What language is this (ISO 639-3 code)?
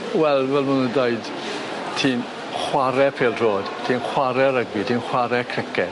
cym